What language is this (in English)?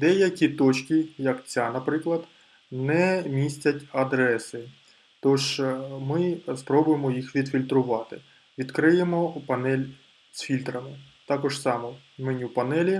Ukrainian